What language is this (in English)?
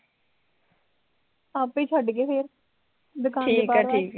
Punjabi